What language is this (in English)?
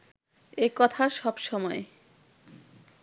Bangla